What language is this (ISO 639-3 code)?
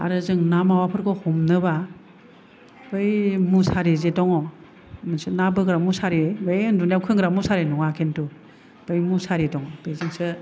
brx